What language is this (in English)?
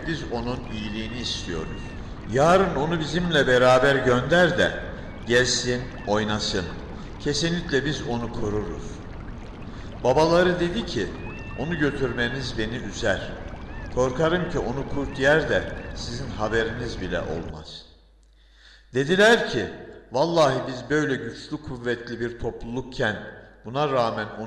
Turkish